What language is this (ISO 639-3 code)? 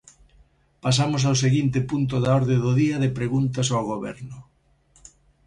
glg